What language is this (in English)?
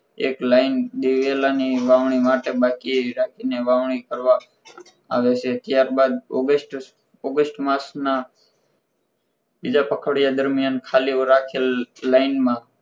Gujarati